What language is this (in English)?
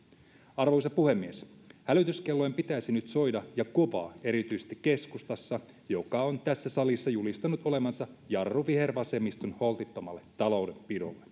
Finnish